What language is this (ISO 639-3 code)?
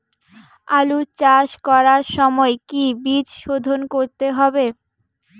ben